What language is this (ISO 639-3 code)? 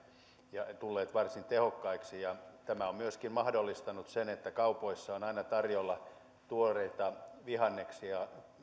fin